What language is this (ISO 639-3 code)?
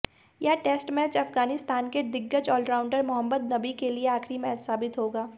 hin